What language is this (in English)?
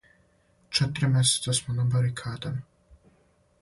Serbian